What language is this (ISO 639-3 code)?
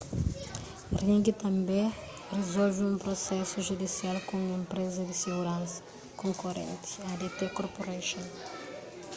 kea